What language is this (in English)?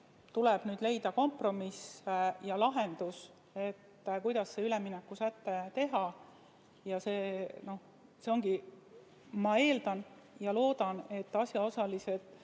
Estonian